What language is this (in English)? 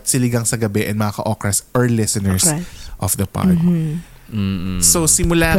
Filipino